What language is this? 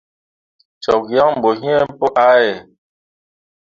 Mundang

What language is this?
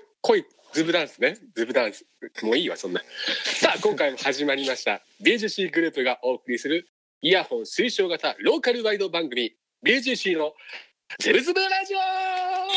Japanese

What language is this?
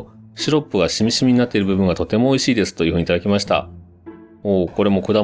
Japanese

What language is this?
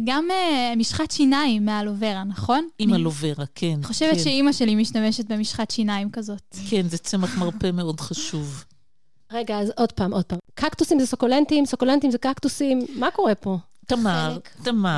Hebrew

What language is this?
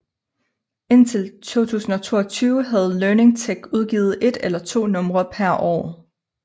Danish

